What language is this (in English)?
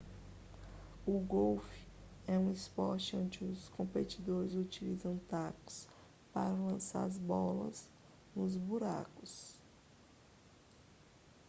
Portuguese